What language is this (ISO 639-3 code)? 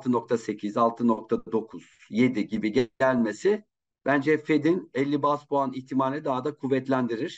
tur